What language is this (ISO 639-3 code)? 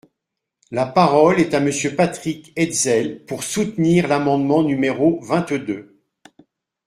fra